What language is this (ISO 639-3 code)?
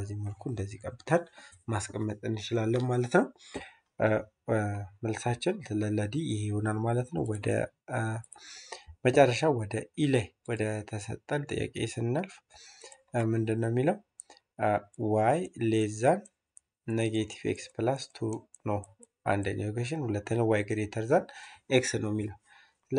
ara